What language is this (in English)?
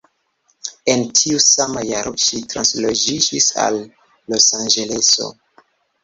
Esperanto